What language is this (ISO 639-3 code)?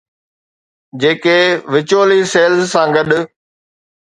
snd